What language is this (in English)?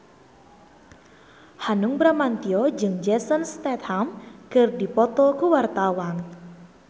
Sundanese